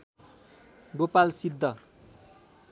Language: Nepali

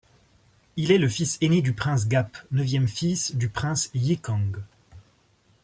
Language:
French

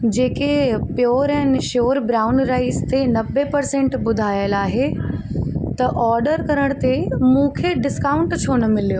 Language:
Sindhi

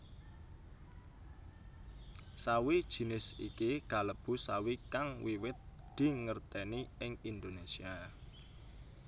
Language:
Javanese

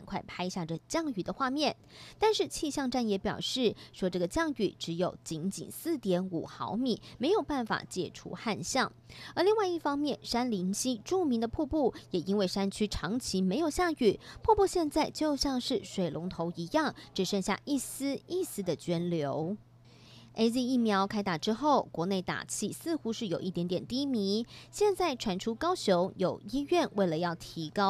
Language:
Chinese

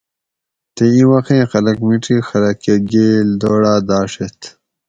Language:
Gawri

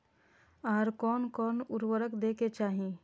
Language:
Maithili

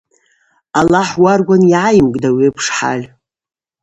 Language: Abaza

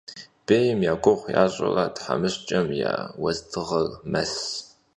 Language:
Kabardian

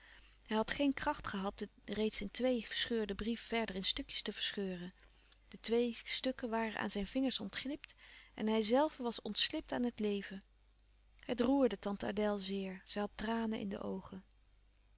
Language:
Dutch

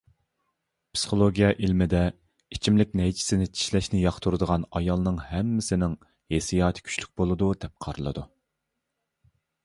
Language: Uyghur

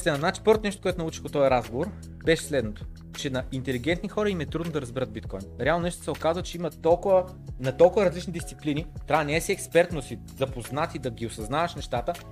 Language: Bulgarian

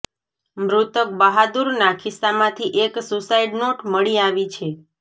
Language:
Gujarati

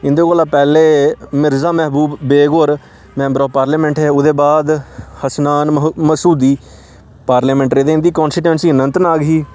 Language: Dogri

